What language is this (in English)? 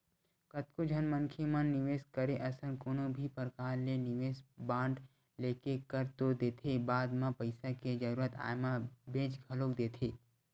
Chhattisgarhi